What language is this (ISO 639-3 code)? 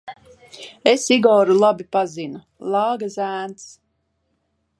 lav